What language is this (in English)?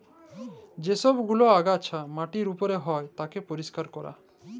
Bangla